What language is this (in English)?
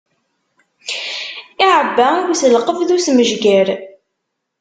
Kabyle